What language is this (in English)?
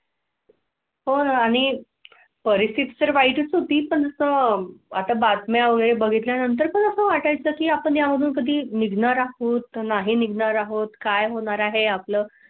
Marathi